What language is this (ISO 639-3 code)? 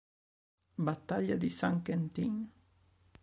ita